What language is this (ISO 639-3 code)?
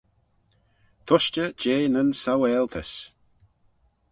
glv